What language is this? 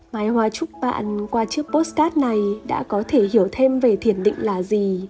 Vietnamese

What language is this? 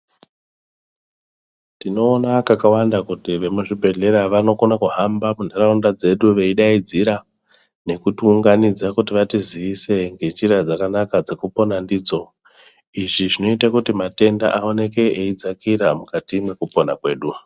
Ndau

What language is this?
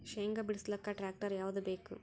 Kannada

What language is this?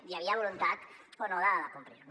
Catalan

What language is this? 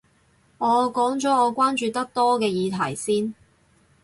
Cantonese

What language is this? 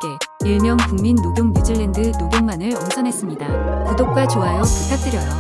Korean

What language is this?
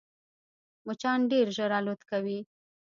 Pashto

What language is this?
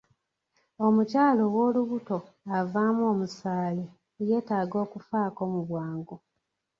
Ganda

